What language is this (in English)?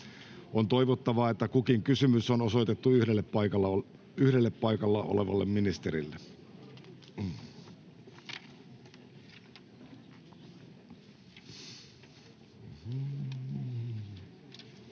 Finnish